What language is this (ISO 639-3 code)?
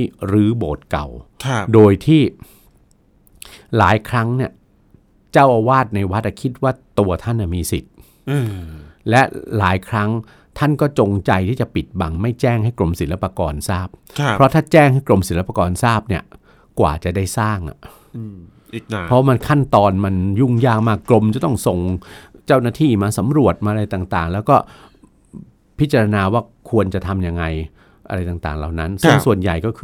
tha